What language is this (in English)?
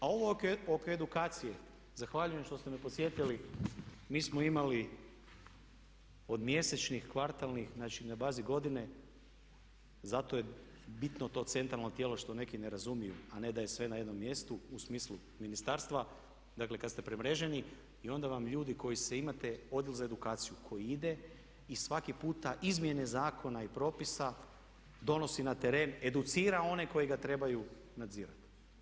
Croatian